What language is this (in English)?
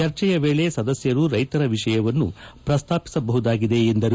Kannada